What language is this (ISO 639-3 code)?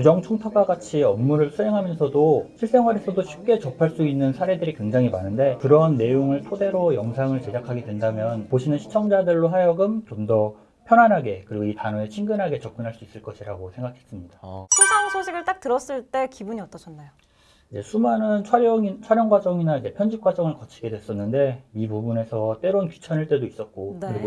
kor